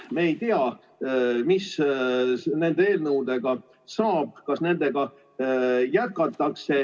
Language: Estonian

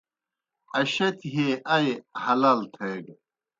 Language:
Kohistani Shina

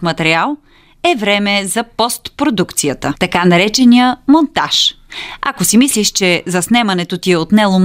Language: Bulgarian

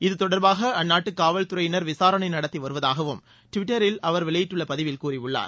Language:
Tamil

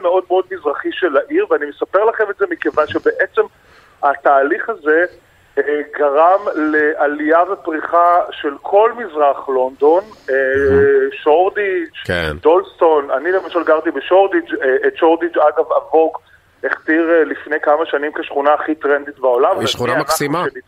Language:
Hebrew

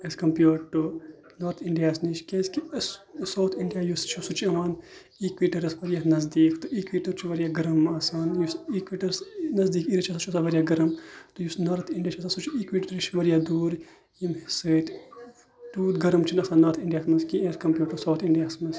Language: Kashmiri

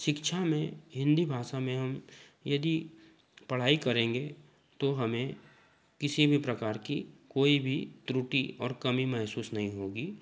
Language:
Hindi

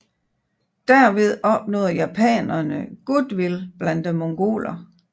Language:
Danish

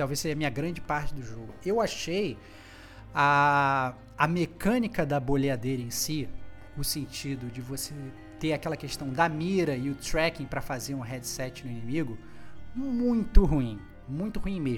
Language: Portuguese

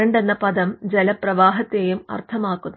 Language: Malayalam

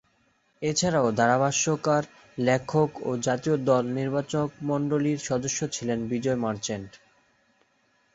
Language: Bangla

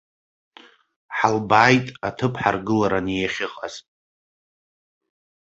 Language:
Abkhazian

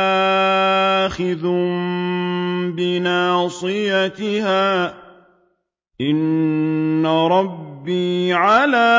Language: Arabic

